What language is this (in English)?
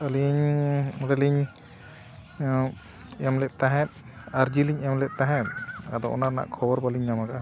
Santali